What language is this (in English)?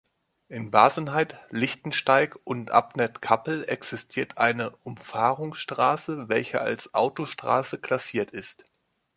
German